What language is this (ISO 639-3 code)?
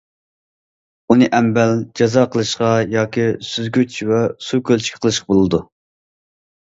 uig